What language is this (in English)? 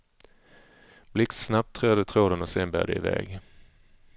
Swedish